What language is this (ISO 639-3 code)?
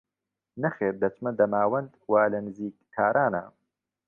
ckb